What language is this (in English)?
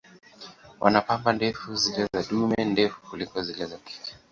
Swahili